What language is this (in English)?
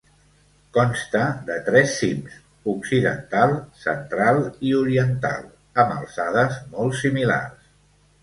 Catalan